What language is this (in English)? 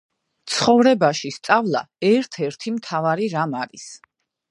Georgian